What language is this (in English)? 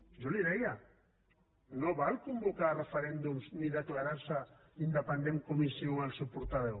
Catalan